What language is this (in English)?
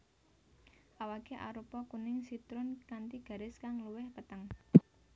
Javanese